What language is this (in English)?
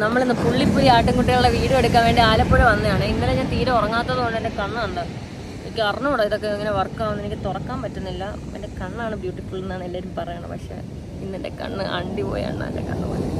Malayalam